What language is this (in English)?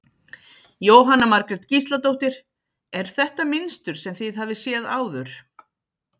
Icelandic